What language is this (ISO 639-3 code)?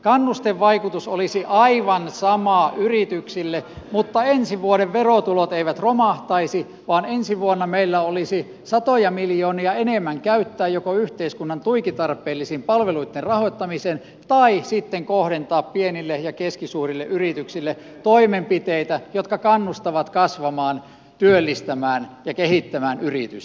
fin